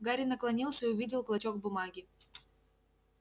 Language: Russian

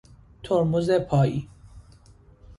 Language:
Persian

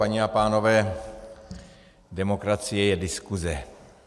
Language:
Czech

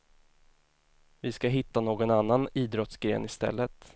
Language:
Swedish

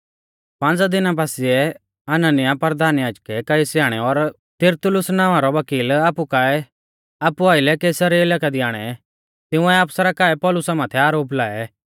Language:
Mahasu Pahari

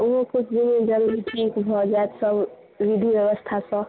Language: Maithili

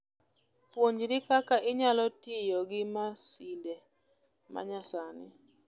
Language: Luo (Kenya and Tanzania)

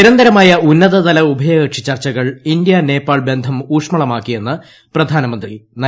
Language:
Malayalam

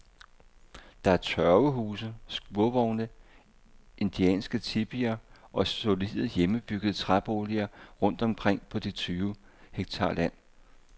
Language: Danish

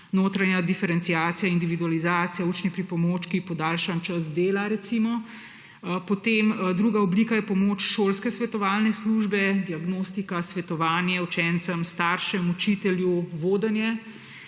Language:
Slovenian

